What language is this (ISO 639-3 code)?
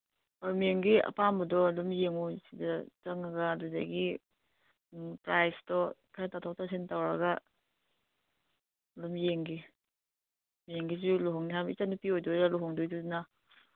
mni